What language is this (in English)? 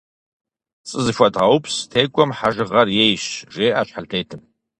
Kabardian